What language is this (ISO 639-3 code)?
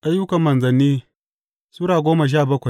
hau